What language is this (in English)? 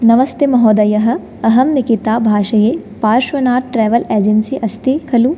Sanskrit